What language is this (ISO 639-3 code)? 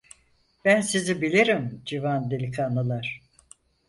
tur